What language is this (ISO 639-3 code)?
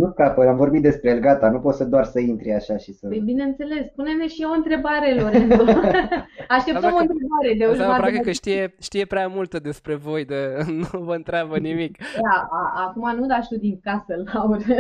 ron